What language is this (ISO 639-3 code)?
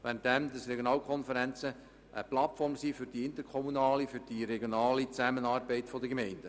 gsw